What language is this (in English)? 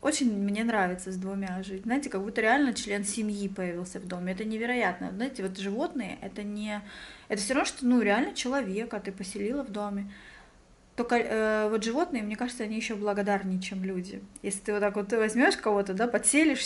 Russian